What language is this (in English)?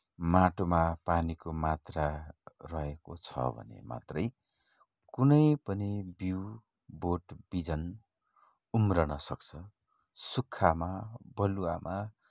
Nepali